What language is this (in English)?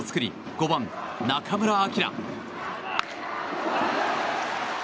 Japanese